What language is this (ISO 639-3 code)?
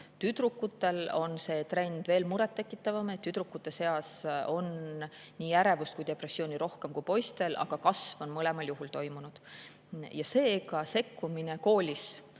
est